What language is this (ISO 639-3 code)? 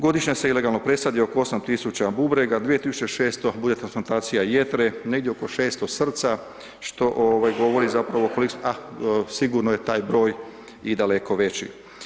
hrv